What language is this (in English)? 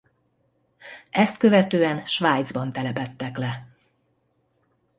Hungarian